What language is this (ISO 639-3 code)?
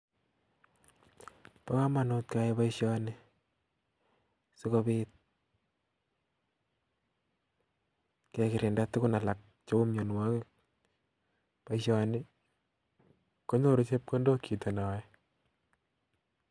kln